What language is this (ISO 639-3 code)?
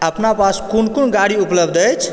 mai